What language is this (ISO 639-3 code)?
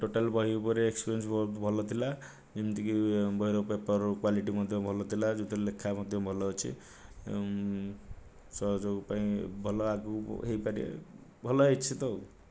ori